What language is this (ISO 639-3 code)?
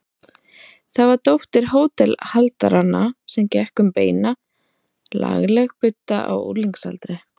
isl